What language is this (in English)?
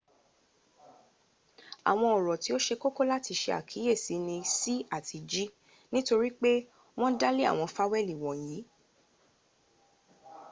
Yoruba